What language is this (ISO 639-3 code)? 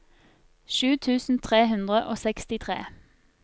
nor